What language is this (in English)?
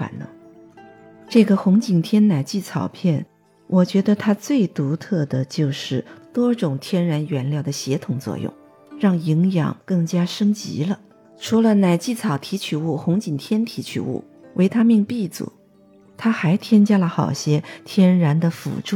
Chinese